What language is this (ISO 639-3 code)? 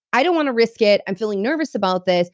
eng